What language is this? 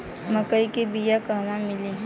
Bhojpuri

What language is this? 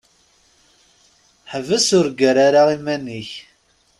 Kabyle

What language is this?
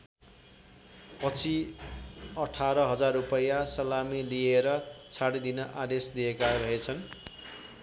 Nepali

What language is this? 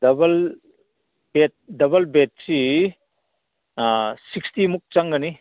Manipuri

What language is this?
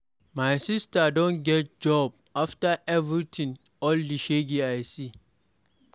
Nigerian Pidgin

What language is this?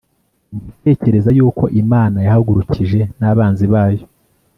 Kinyarwanda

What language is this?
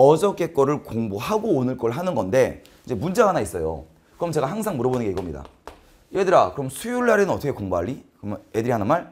Korean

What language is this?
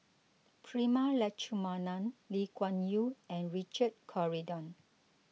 English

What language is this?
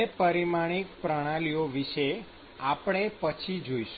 Gujarati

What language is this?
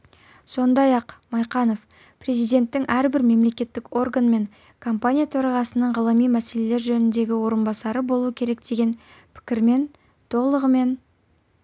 Kazakh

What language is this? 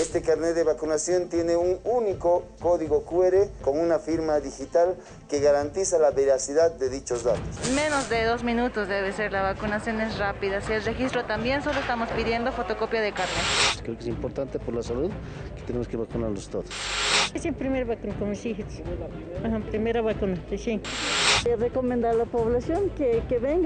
Spanish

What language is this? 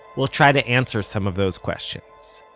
English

